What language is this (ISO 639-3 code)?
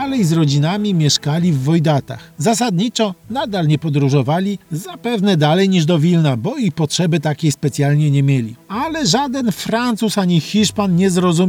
pol